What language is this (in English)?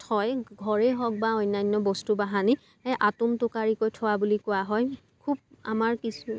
Assamese